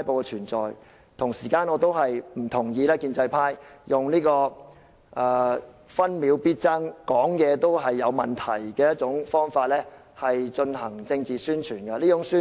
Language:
Cantonese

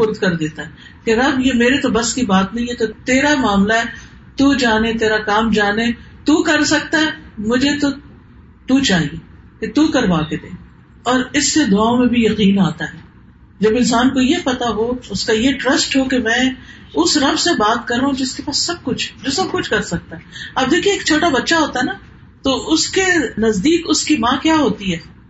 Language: Urdu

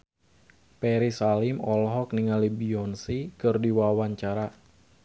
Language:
Sundanese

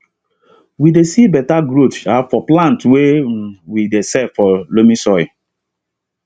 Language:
Nigerian Pidgin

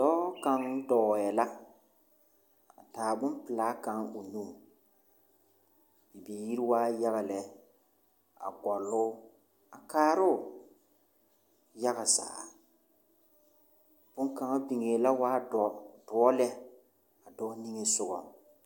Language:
Southern Dagaare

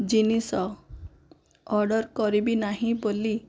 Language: Odia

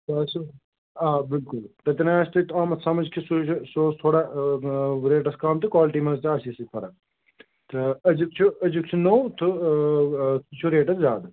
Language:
Kashmiri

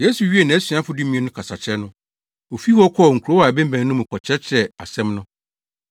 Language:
Akan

